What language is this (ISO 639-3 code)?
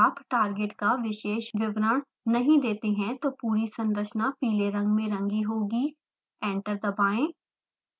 hin